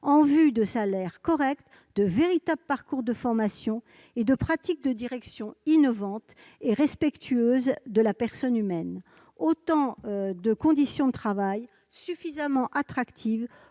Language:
French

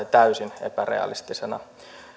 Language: Finnish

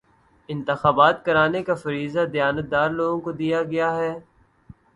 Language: Urdu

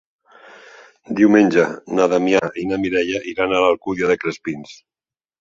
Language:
Catalan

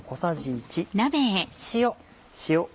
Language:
Japanese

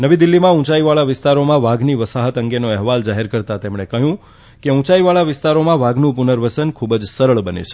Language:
Gujarati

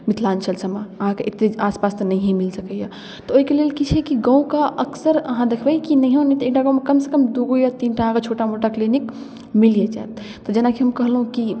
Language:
Maithili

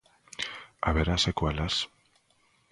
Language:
Galician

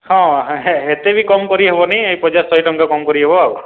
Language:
Odia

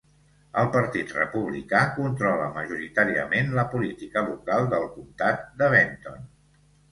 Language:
Catalan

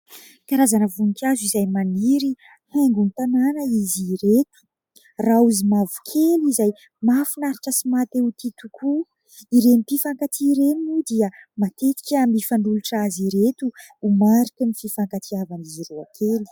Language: Malagasy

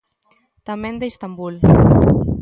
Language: Galician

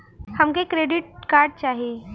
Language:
Bhojpuri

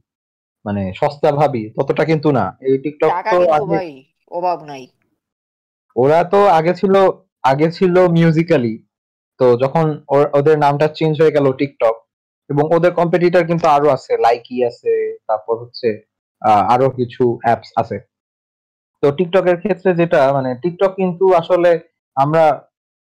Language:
Bangla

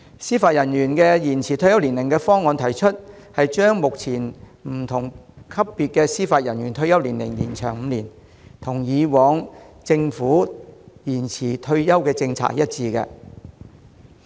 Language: Cantonese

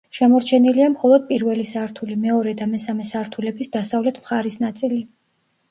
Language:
Georgian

